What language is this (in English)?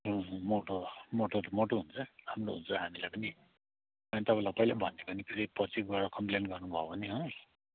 Nepali